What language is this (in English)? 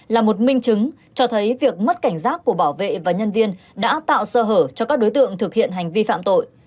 Vietnamese